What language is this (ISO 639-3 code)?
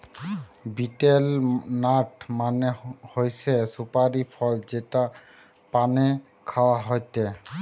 ben